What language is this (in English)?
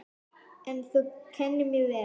Icelandic